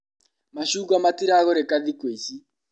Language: Kikuyu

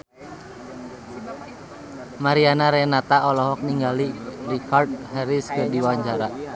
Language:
Sundanese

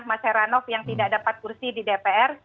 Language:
Indonesian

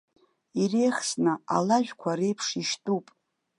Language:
Abkhazian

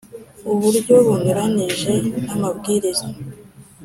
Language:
Kinyarwanda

